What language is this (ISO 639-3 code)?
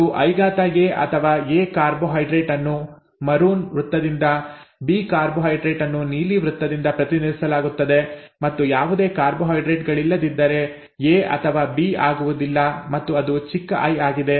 kan